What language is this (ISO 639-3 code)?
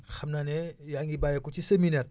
wol